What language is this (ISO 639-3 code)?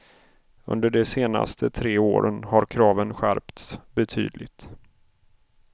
swe